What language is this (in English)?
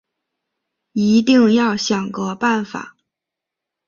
Chinese